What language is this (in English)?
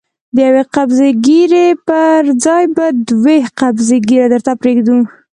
Pashto